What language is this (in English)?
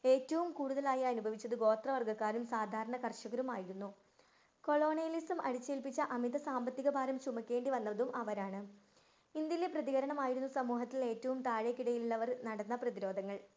Malayalam